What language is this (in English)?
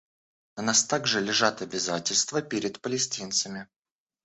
Russian